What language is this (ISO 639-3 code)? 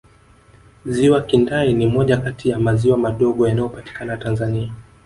swa